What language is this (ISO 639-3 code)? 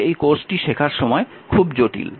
ben